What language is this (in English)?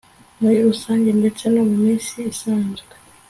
Kinyarwanda